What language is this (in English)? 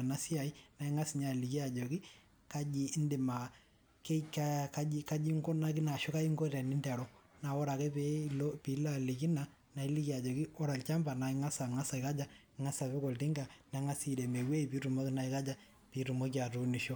Masai